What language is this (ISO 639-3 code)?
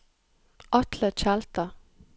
nor